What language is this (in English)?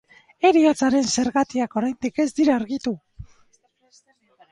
Basque